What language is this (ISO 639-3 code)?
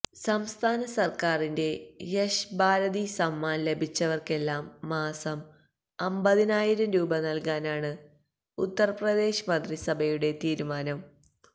mal